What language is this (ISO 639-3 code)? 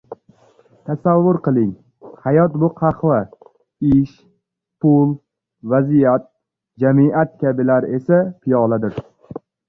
uzb